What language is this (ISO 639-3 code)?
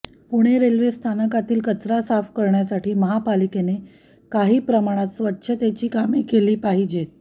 mar